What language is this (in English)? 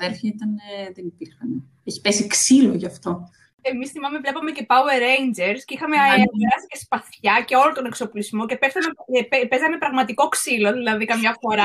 Greek